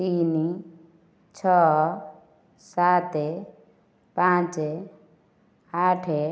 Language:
Odia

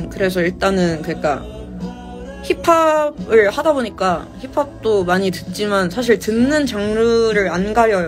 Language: Korean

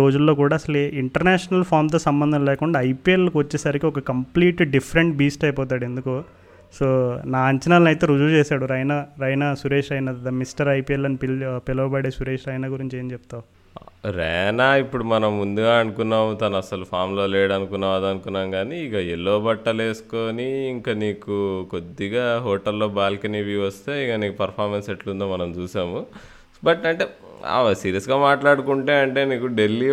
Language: Telugu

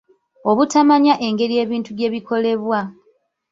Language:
Ganda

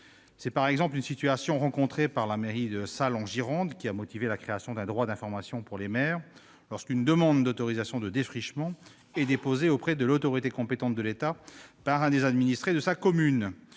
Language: French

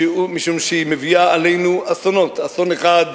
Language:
Hebrew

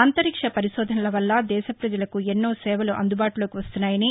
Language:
Telugu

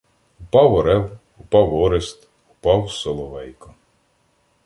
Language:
Ukrainian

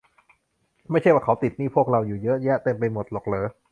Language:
Thai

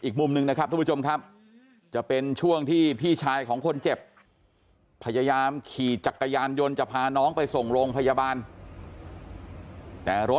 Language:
Thai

